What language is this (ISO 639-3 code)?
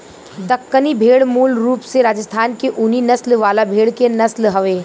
bho